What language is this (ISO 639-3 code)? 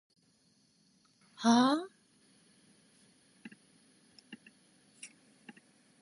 jpn